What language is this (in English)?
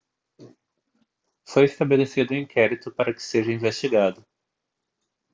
Portuguese